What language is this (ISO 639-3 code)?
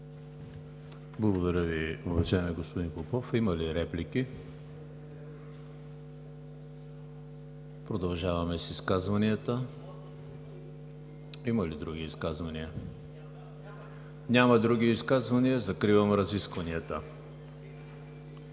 bul